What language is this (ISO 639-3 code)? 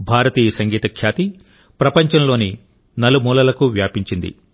tel